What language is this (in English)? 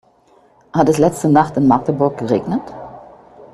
German